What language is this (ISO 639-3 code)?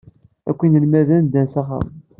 kab